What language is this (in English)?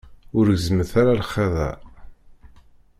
Kabyle